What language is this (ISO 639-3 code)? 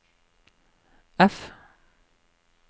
nor